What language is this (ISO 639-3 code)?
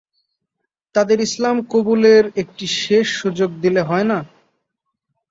ben